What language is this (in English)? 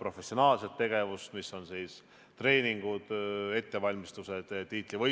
Estonian